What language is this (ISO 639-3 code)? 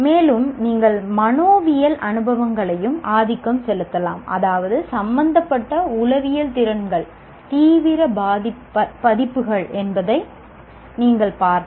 tam